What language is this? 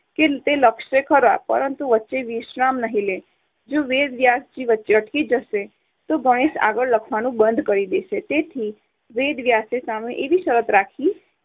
Gujarati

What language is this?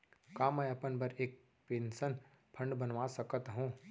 Chhattisgarhi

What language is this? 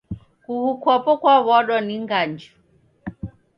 Taita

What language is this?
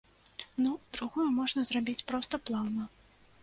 Belarusian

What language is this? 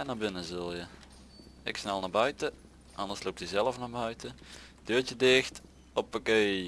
Dutch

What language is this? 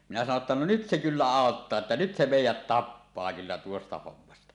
Finnish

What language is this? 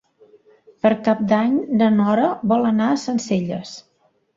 Catalan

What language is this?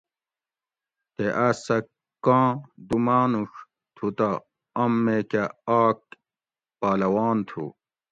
Gawri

